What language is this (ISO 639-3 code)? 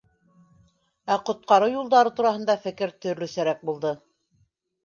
bak